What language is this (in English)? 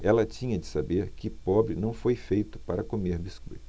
Portuguese